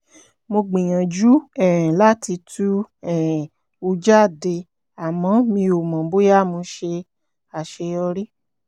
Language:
Yoruba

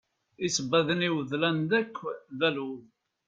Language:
Kabyle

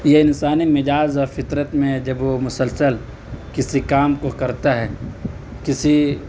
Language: Urdu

